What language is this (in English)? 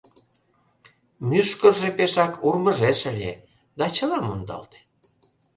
Mari